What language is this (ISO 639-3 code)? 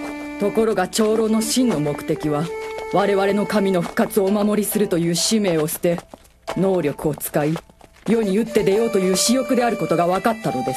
jpn